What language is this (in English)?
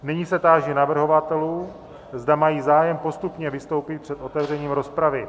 Czech